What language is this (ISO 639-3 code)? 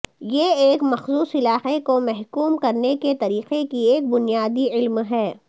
urd